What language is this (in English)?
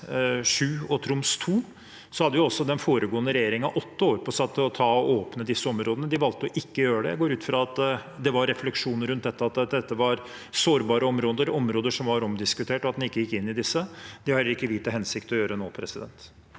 Norwegian